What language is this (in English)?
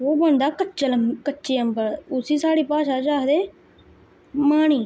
Dogri